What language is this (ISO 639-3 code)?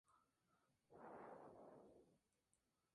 spa